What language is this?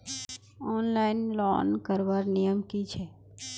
Magahi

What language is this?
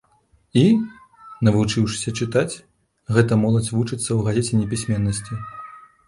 Belarusian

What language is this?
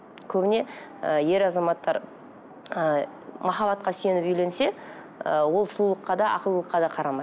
Kazakh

